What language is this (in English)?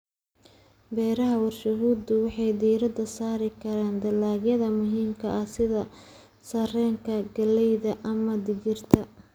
Somali